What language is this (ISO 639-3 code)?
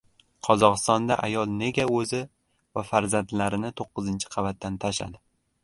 uzb